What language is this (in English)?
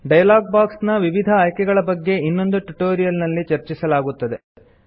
Kannada